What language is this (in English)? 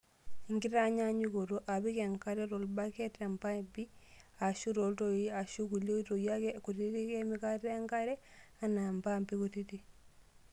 Masai